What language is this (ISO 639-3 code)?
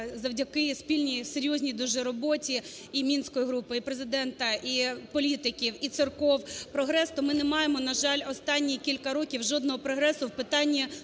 ukr